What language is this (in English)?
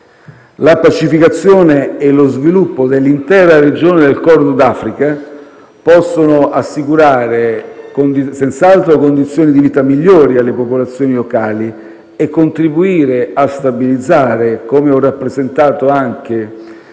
Italian